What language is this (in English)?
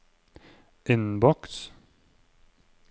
Norwegian